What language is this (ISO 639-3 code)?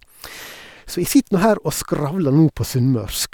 nor